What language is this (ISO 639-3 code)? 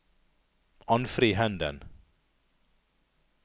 nor